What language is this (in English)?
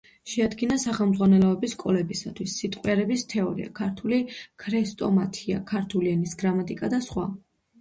Georgian